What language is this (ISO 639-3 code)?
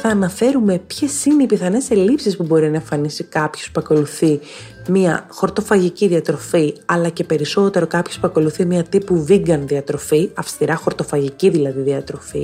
ell